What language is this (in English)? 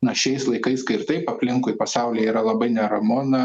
Lithuanian